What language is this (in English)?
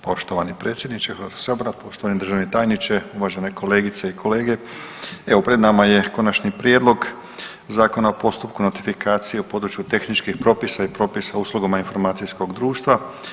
Croatian